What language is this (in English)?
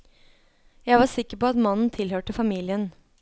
Norwegian